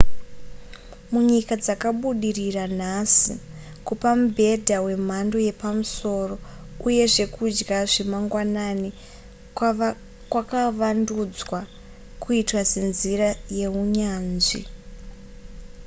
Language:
Shona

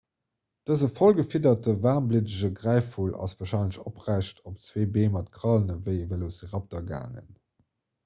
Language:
Luxembourgish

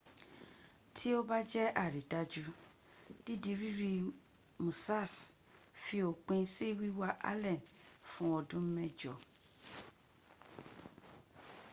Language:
Yoruba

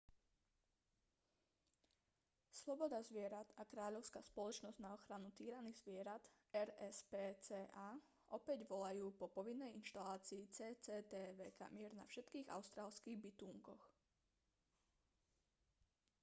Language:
Slovak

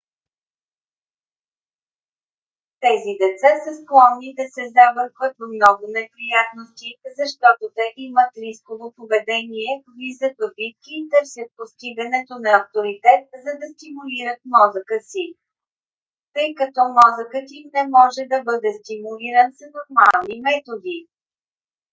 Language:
Bulgarian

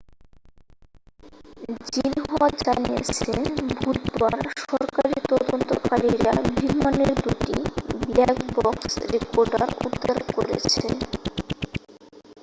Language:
Bangla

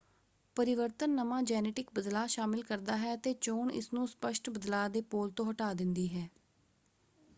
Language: Punjabi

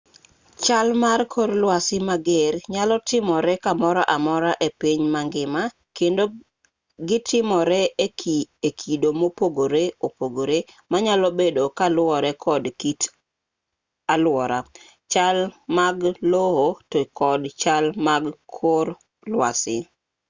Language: Luo (Kenya and Tanzania)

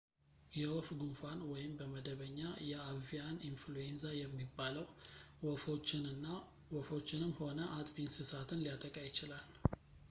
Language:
Amharic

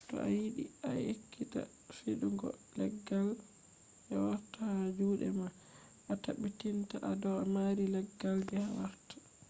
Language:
Fula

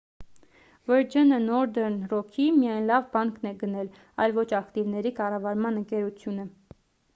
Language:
Armenian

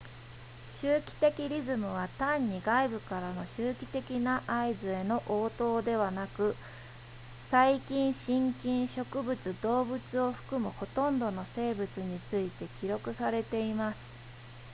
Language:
Japanese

